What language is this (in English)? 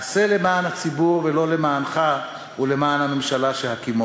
Hebrew